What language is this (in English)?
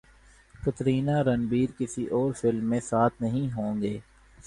Urdu